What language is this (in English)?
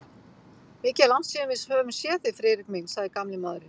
Icelandic